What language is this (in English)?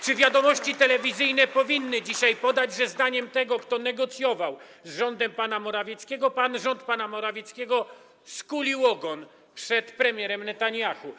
Polish